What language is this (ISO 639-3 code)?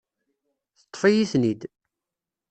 kab